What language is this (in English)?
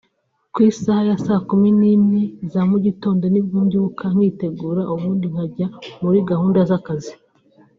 Kinyarwanda